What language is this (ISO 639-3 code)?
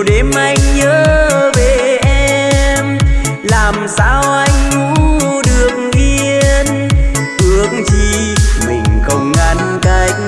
vie